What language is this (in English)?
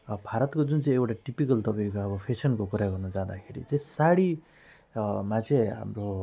Nepali